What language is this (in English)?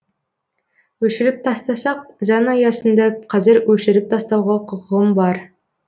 Kazakh